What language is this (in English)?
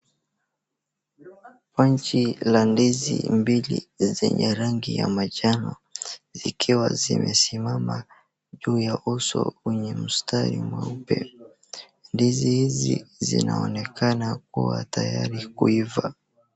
Swahili